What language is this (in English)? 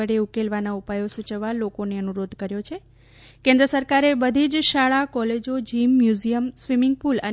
Gujarati